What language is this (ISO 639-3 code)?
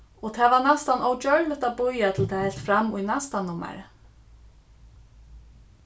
fao